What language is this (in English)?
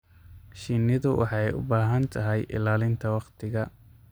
Somali